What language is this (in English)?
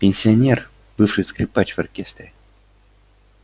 Russian